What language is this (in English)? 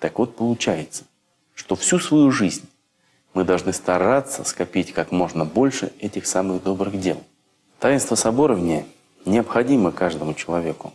Russian